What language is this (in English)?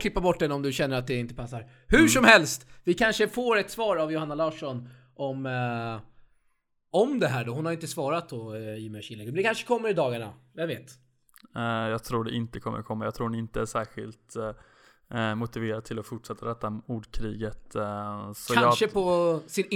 Swedish